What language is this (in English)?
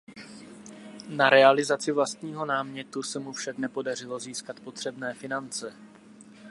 Czech